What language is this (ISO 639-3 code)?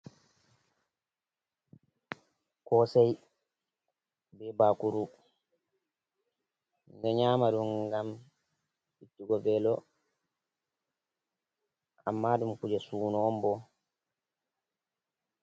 ful